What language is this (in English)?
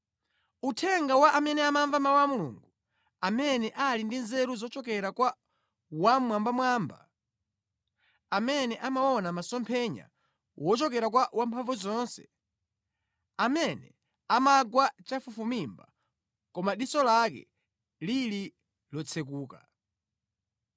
Nyanja